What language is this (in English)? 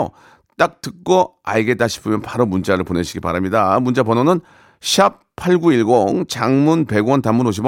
Korean